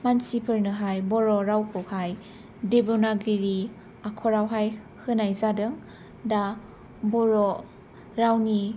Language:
Bodo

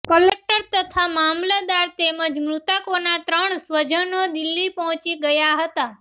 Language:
Gujarati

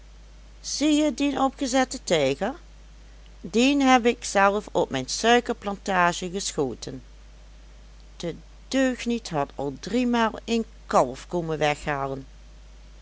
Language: Dutch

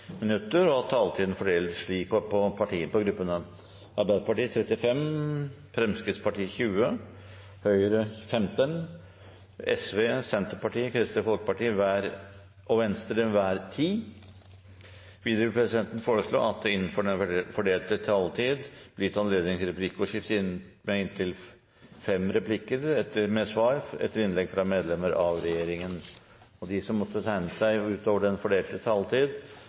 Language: Norwegian Bokmål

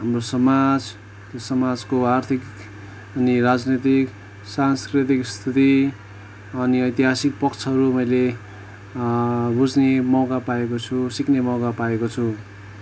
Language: Nepali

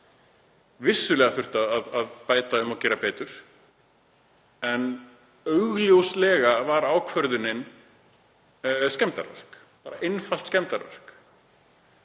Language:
Icelandic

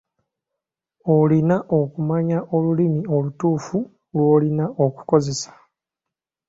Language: Ganda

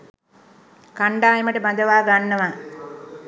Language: Sinhala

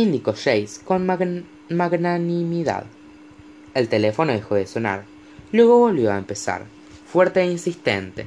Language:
Spanish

